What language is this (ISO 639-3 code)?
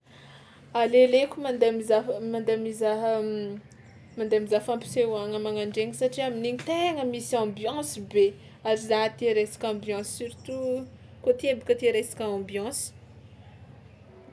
xmw